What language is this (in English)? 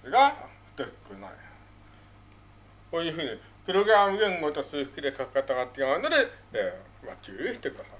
Japanese